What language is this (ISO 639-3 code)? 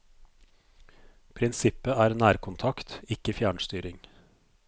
nor